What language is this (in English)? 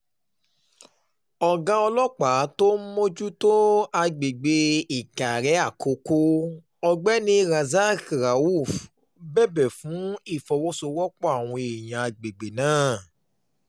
Yoruba